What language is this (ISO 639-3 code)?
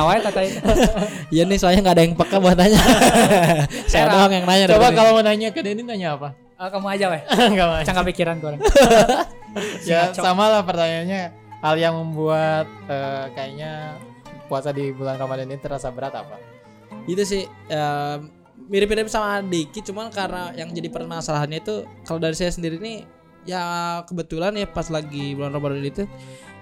ind